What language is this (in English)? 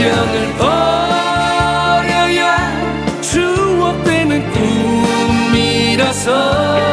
Korean